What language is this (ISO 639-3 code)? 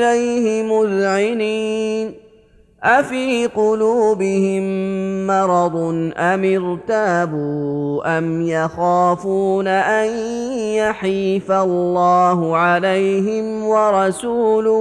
ara